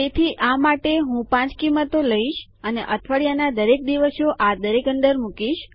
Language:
Gujarati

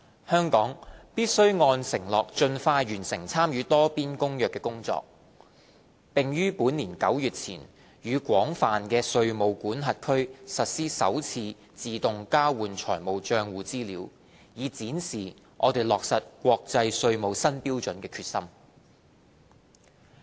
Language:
Cantonese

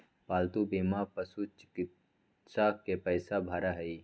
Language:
Magahi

